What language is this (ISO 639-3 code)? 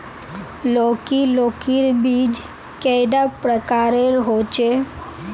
mag